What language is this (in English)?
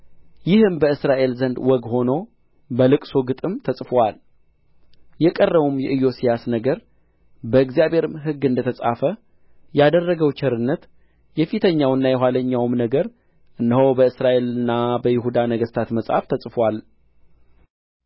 Amharic